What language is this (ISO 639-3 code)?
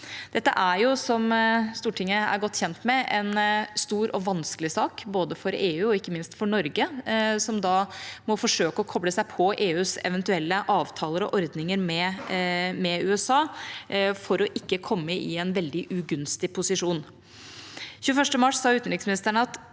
nor